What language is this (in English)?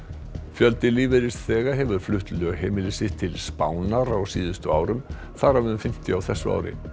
Icelandic